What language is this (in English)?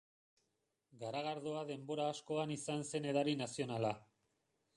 Basque